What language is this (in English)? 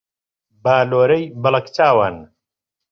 Central Kurdish